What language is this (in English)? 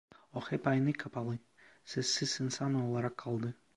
Turkish